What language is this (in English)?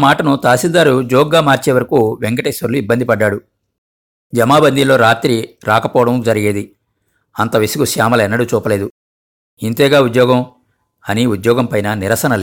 Telugu